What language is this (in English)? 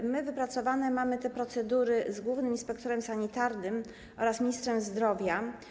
Polish